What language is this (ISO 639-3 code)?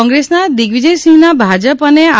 guj